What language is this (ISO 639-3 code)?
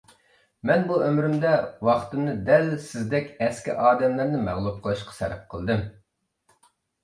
uig